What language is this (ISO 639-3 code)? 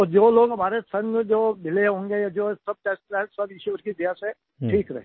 hin